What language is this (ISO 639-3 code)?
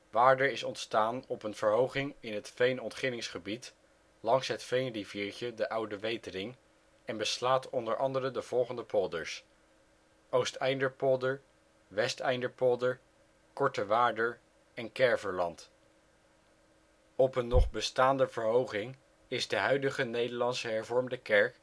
nld